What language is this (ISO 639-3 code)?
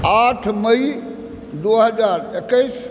mai